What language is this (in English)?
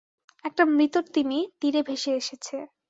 Bangla